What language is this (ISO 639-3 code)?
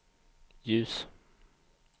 swe